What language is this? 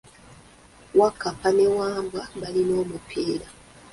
Ganda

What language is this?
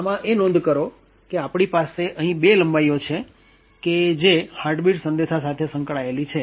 Gujarati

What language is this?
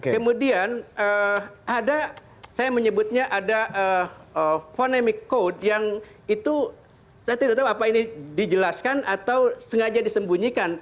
Indonesian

